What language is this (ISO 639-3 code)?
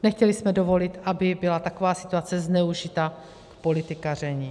ces